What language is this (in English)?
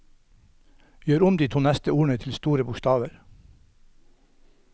Norwegian